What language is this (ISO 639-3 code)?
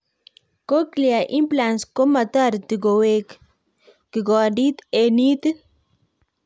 kln